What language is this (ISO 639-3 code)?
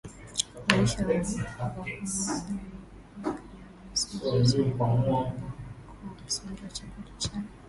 swa